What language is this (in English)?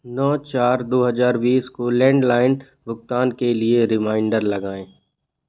Hindi